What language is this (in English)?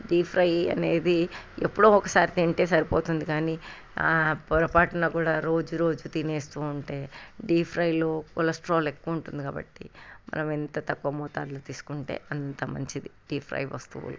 Telugu